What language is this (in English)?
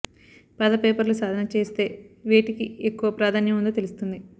Telugu